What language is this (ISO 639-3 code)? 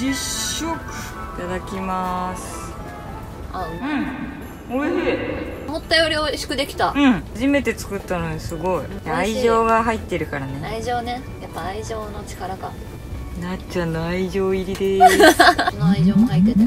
jpn